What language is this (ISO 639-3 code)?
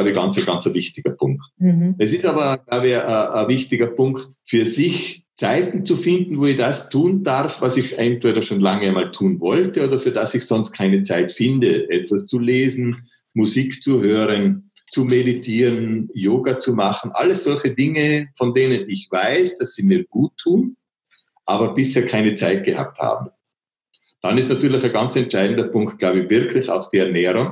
deu